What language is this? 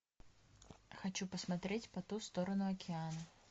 Russian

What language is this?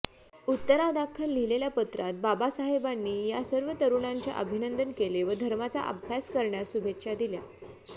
Marathi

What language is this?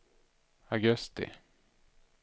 Swedish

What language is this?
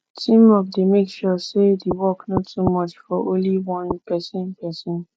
Nigerian Pidgin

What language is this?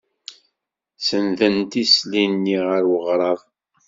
Kabyle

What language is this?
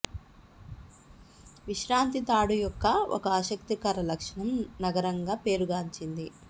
Telugu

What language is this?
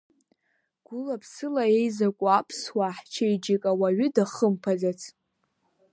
Abkhazian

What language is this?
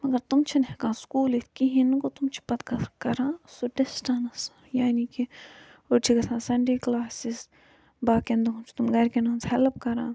Kashmiri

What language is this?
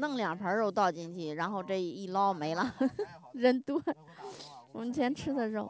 Chinese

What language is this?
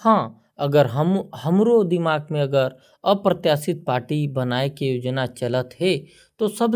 Korwa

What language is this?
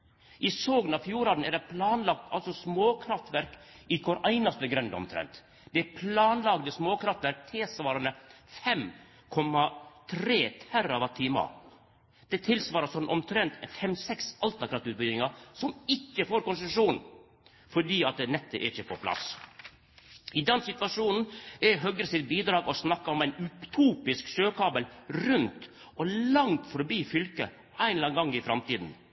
Norwegian Nynorsk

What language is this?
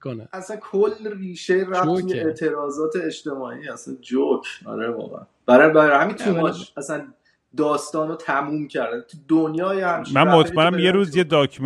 Persian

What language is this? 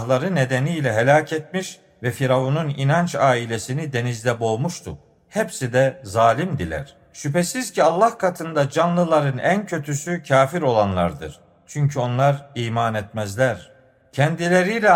Turkish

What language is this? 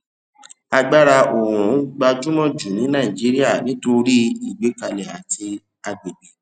Yoruba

